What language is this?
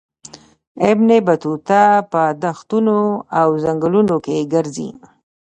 Pashto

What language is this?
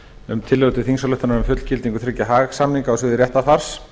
Icelandic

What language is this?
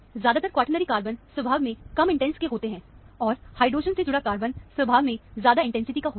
Hindi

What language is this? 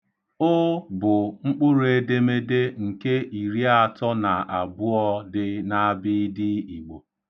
Igbo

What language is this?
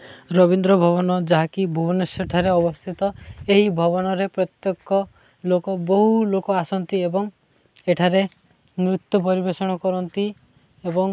Odia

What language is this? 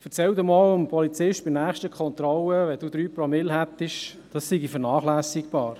Swiss German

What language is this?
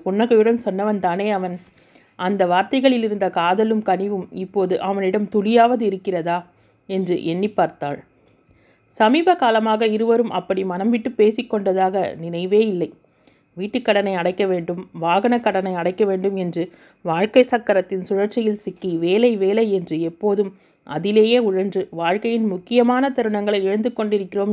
Tamil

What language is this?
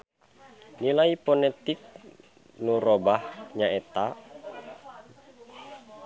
Sundanese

